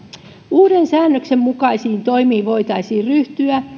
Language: Finnish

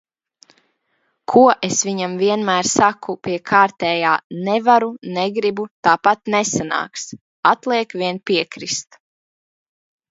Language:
Latvian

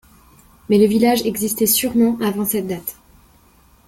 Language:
French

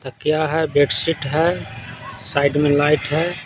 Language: Hindi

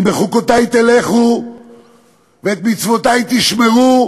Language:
Hebrew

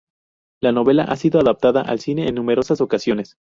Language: Spanish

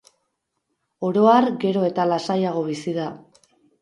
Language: Basque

